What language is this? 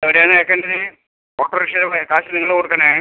Malayalam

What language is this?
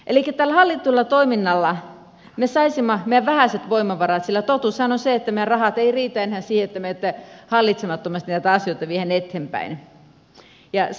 Finnish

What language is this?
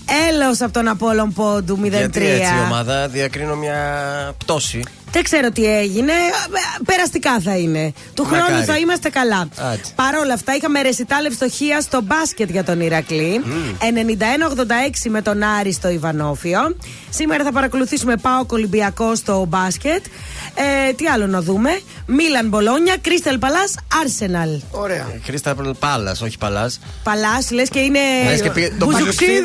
Greek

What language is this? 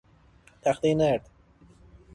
Persian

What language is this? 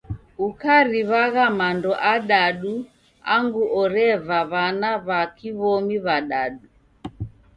Taita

